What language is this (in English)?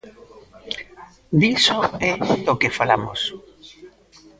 Galician